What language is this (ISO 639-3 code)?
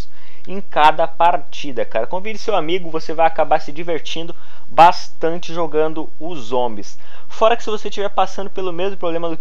por